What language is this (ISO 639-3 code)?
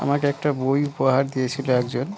ben